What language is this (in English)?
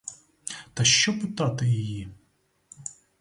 Ukrainian